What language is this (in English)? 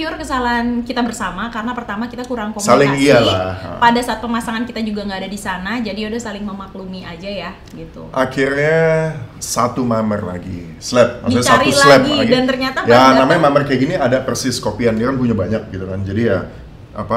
Indonesian